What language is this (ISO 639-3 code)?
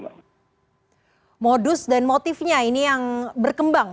ind